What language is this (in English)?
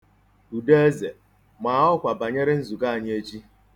Igbo